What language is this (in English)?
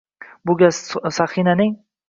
Uzbek